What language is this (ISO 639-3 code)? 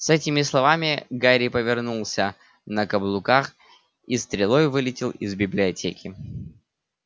rus